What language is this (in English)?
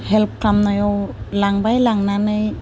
Bodo